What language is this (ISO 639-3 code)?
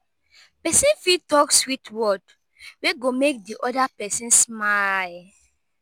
pcm